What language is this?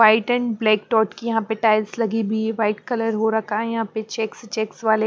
Hindi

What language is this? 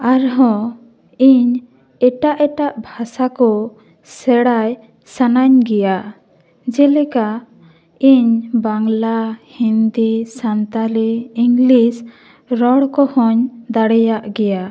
Santali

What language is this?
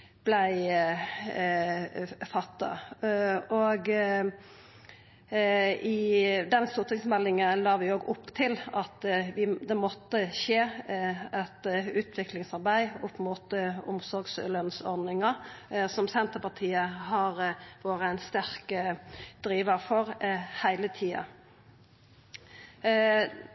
Norwegian Nynorsk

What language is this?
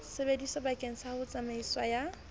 Southern Sotho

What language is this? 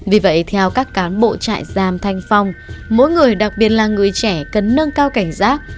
Vietnamese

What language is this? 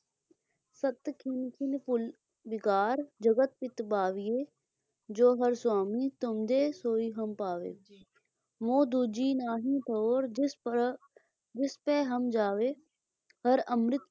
Punjabi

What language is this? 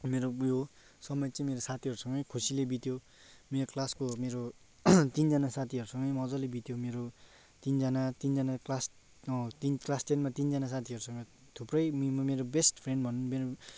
Nepali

